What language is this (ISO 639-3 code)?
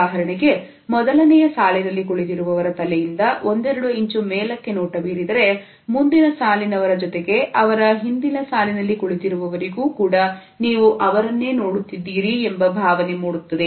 kan